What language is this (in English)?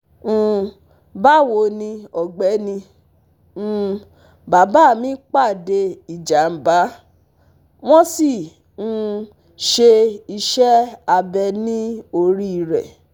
Yoruba